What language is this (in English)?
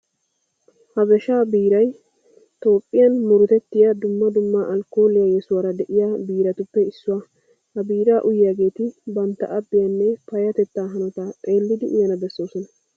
Wolaytta